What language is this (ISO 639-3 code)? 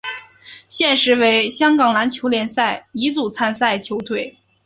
zho